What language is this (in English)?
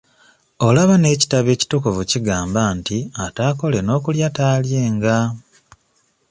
Ganda